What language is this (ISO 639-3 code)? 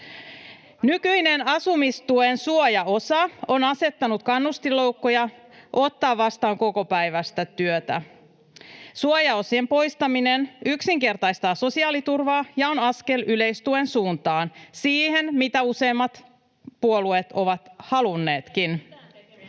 fin